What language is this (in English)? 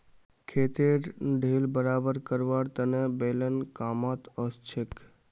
Magahi